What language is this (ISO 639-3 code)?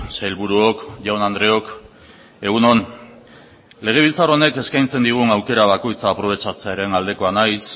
eus